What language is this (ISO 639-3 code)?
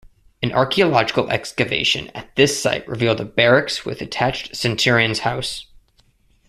eng